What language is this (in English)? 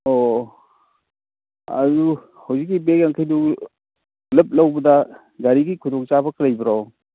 Manipuri